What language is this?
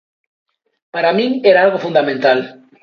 Galician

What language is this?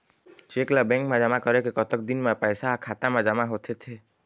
Chhattisgarhi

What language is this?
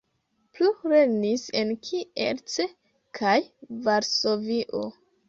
Esperanto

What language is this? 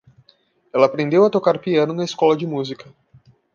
Portuguese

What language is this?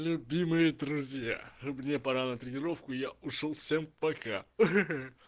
Russian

